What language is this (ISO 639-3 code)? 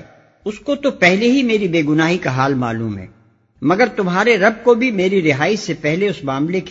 urd